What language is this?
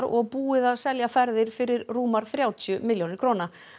Icelandic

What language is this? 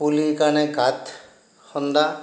Assamese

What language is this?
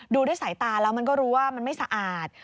Thai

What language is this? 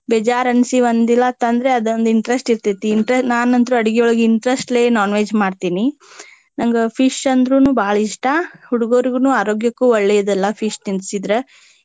Kannada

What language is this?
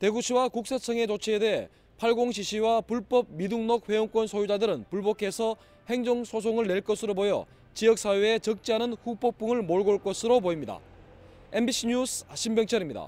Korean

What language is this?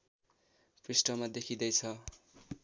Nepali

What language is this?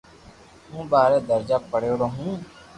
Loarki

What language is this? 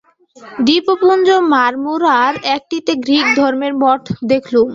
Bangla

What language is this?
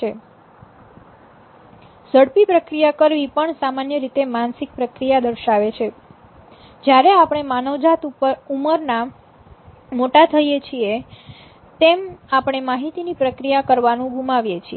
Gujarati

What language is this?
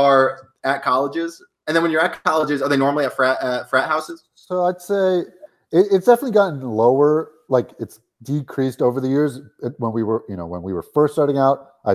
English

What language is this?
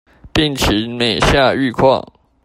Chinese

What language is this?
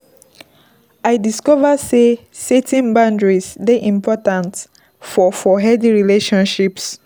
Nigerian Pidgin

